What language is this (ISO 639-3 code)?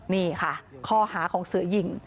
tha